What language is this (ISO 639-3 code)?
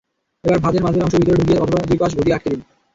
ben